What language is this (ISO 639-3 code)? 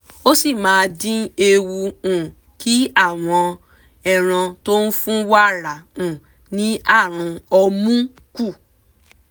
yor